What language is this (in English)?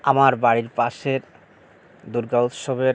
Bangla